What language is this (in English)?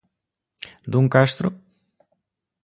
Galician